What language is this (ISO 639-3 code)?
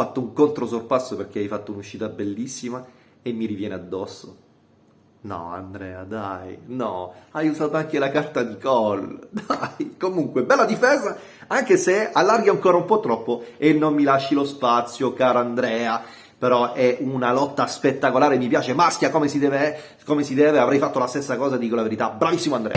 ita